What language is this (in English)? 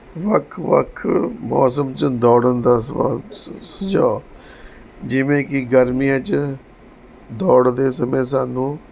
Punjabi